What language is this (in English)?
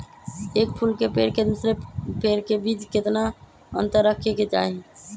Magahi